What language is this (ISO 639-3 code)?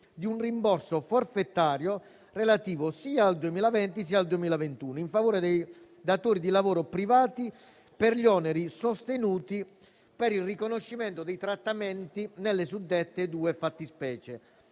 ita